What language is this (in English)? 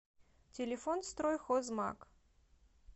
Russian